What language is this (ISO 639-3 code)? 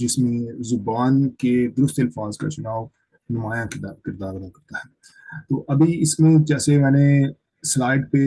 urd